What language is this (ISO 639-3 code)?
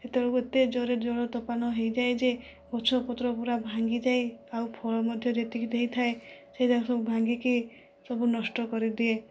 ori